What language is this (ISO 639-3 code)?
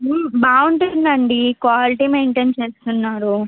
tel